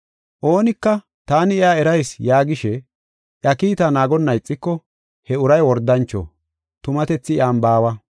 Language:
Gofa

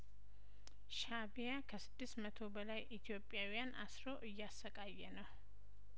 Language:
Amharic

